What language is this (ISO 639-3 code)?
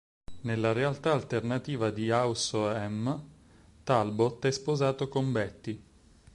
ita